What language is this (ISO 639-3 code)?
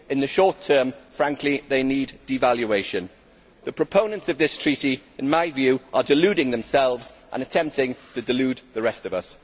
eng